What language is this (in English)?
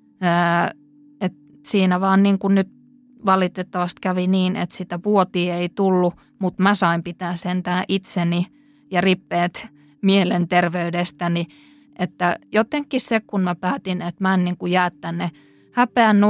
Finnish